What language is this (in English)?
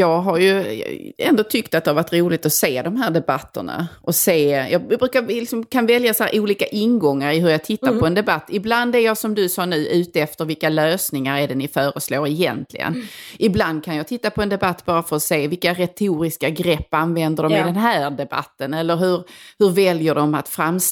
Swedish